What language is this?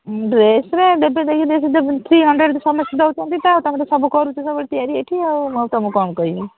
Odia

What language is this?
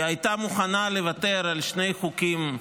Hebrew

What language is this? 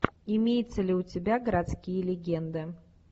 Russian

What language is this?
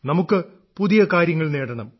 Malayalam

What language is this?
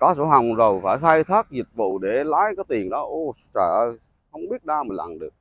Vietnamese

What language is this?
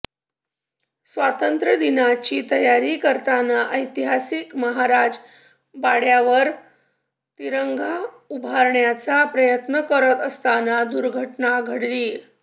Marathi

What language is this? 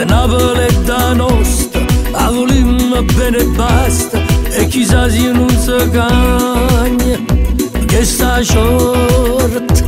Italian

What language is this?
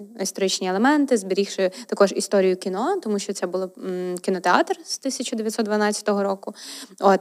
Ukrainian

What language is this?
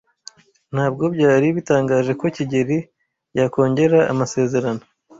Kinyarwanda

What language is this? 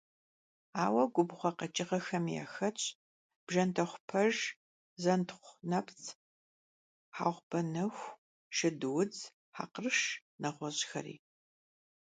Kabardian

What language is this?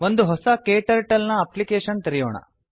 Kannada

